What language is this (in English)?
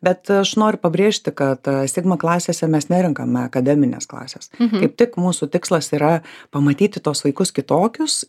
Lithuanian